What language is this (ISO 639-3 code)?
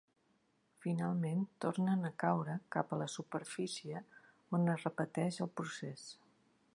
cat